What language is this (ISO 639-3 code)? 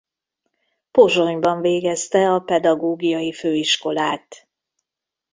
hun